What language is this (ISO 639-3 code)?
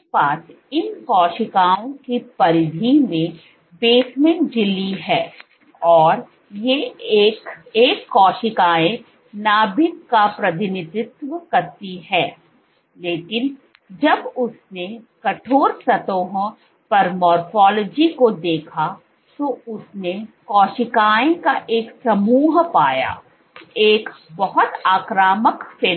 hin